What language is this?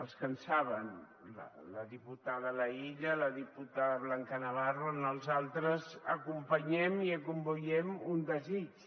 Catalan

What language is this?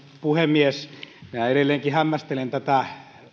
Finnish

